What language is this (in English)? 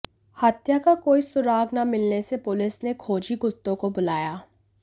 Hindi